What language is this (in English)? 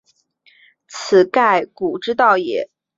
Chinese